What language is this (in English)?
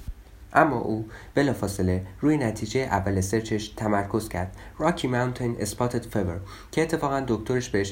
Persian